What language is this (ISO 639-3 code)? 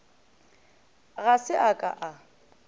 nso